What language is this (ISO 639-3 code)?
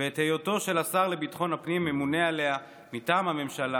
heb